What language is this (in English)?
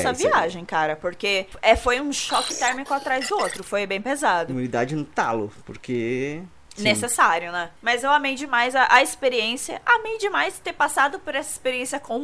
Portuguese